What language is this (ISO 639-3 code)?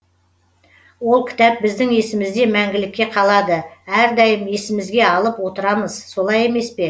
kaz